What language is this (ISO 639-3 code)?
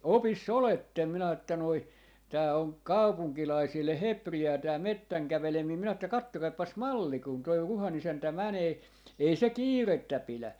fin